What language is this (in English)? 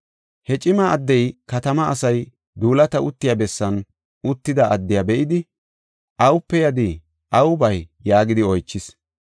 Gofa